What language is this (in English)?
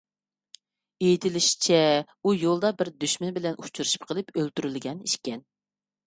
Uyghur